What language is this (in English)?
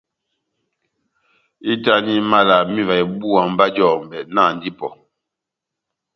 Batanga